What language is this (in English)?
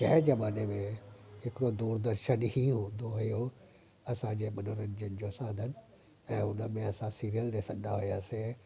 Sindhi